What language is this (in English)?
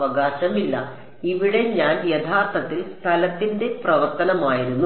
Malayalam